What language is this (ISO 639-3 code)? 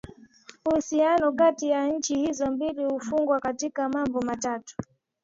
swa